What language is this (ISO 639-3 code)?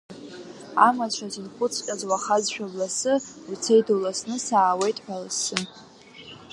abk